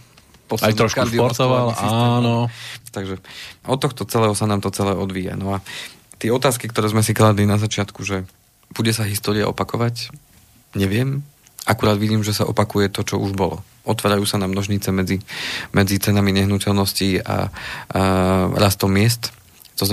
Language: Slovak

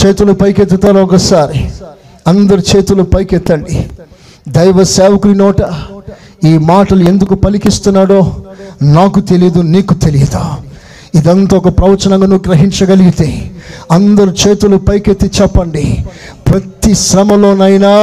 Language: Telugu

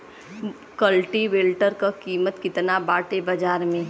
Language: Bhojpuri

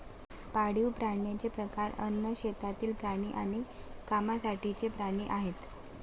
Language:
Marathi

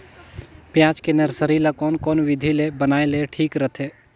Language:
Chhattisgarhi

